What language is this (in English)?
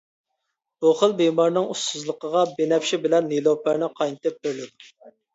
Uyghur